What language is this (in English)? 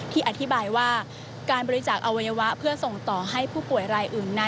Thai